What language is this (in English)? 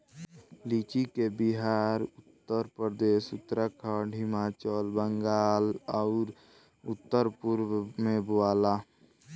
Bhojpuri